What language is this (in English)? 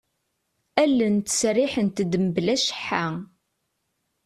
Kabyle